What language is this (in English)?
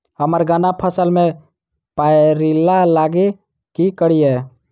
Maithili